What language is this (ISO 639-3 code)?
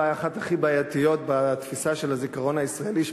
heb